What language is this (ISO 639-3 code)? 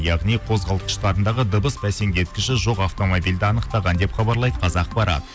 kaz